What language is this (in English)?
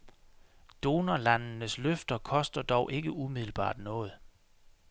Danish